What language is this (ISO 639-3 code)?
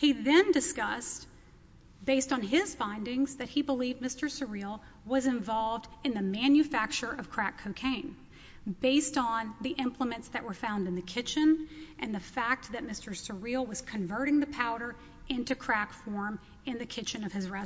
eng